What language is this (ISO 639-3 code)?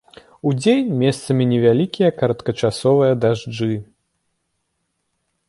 bel